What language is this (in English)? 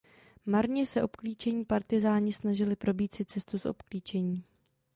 Czech